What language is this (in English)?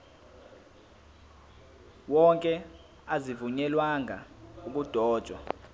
Zulu